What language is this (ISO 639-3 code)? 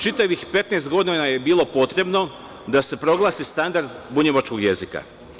srp